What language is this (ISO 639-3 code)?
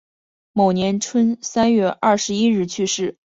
zho